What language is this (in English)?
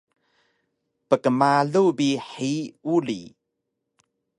Taroko